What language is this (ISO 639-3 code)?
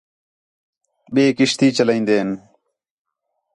xhe